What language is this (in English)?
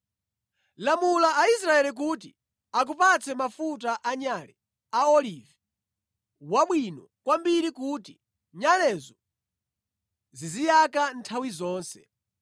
Nyanja